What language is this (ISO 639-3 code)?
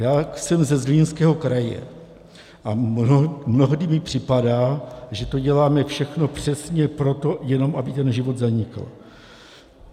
ces